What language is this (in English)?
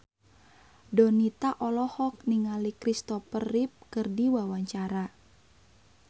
Sundanese